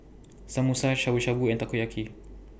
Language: English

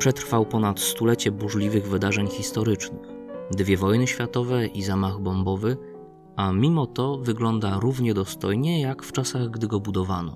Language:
Polish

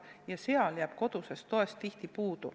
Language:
Estonian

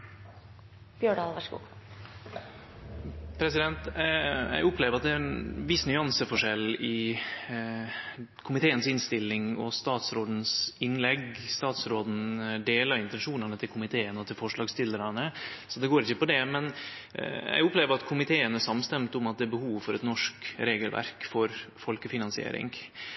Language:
Norwegian Nynorsk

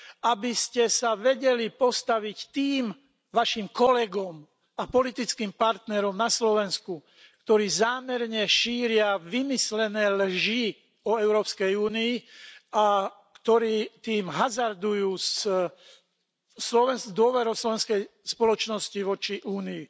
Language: Slovak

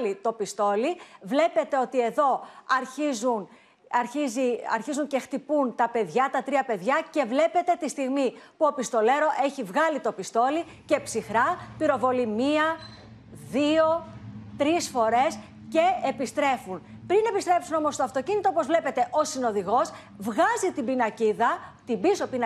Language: Greek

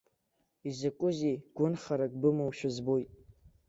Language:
Abkhazian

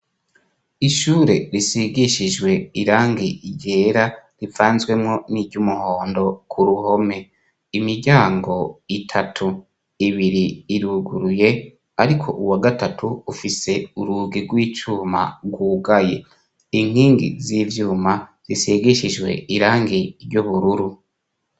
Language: Rundi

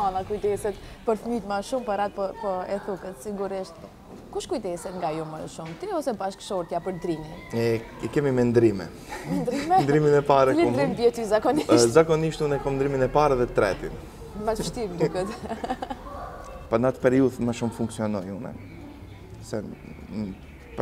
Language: Romanian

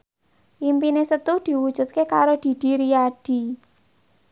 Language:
Javanese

